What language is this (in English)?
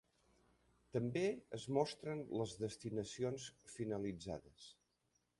Catalan